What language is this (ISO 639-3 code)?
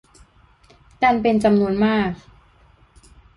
tha